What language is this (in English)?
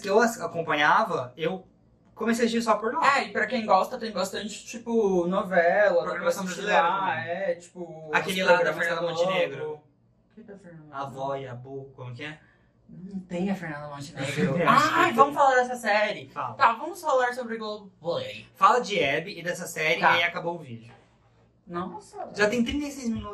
Portuguese